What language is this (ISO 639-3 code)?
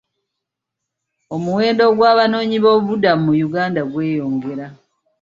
lug